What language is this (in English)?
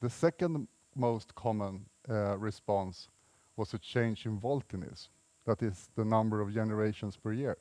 English